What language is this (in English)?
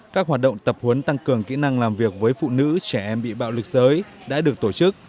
Vietnamese